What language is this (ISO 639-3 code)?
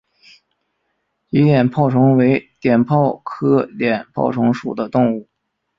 zho